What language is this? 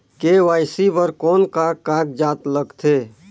Chhattisgarhi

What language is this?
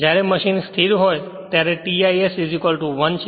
Gujarati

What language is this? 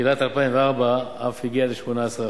Hebrew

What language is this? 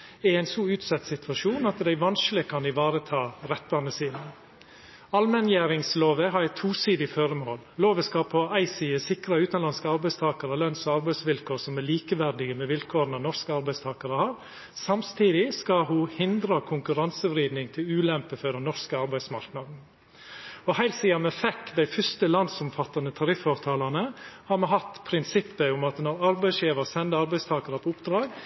Norwegian Nynorsk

